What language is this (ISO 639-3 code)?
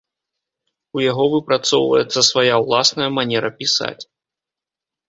bel